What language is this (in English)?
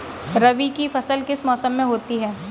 Hindi